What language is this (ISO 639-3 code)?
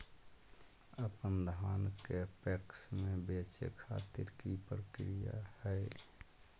mag